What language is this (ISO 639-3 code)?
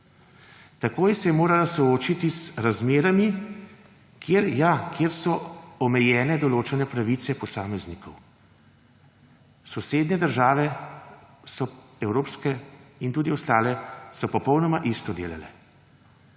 slv